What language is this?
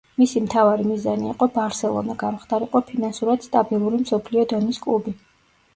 Georgian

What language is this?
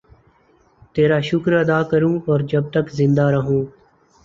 Urdu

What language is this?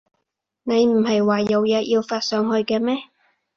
Cantonese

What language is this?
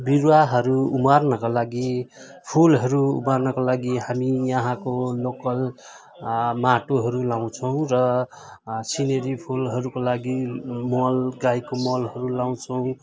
Nepali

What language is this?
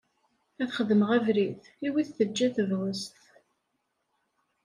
Kabyle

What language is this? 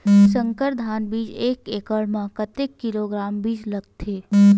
Chhattisgarhi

